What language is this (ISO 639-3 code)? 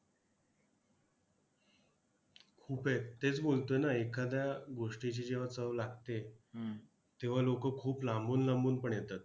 mar